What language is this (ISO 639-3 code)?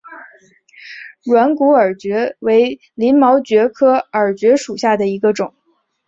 zho